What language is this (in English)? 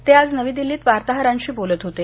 Marathi